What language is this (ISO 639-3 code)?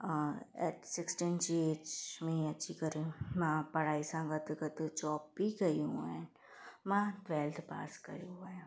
snd